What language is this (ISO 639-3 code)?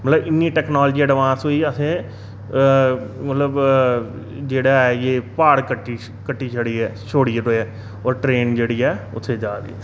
doi